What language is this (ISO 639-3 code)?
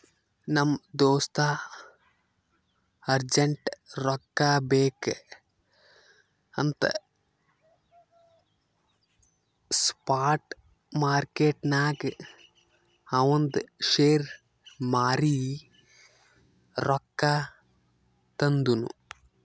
kan